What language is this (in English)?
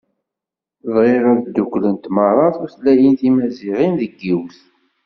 Kabyle